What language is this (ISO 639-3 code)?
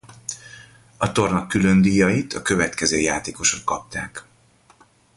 hun